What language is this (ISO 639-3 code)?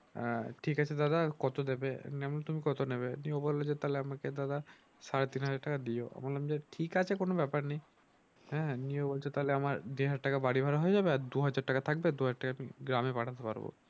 ben